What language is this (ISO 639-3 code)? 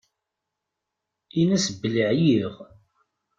kab